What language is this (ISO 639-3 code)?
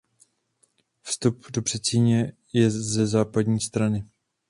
ces